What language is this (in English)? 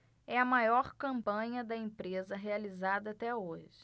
Portuguese